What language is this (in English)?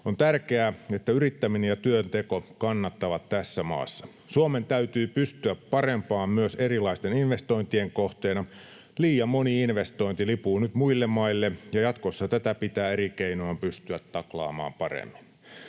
Finnish